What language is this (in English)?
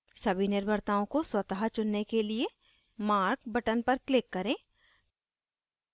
Hindi